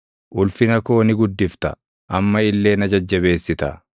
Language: Oromo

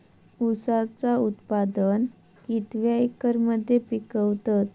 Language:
Marathi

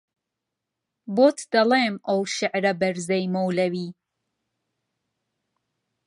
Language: Central Kurdish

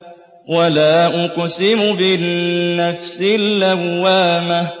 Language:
Arabic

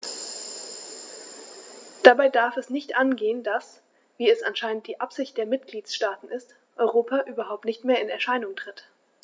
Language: German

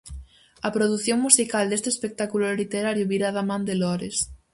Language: Galician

